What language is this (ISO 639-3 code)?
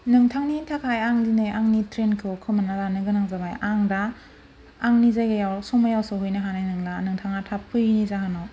brx